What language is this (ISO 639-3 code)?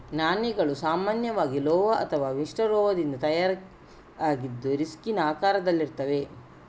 kan